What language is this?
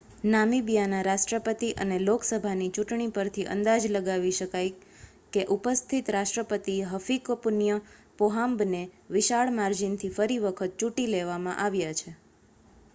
Gujarati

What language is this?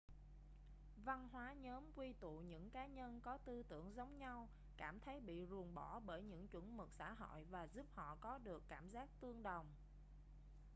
Vietnamese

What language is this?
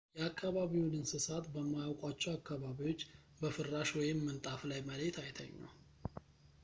Amharic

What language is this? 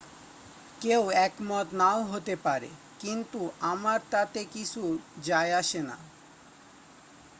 Bangla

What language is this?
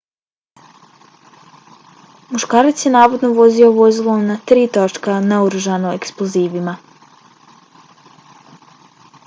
Bosnian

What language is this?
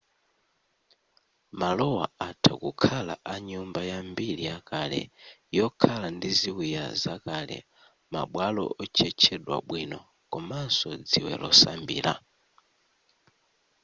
Nyanja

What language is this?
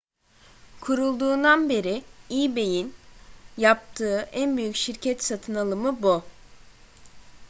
Turkish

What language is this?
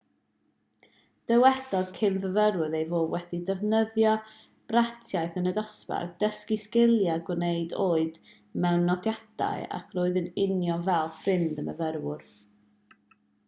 Welsh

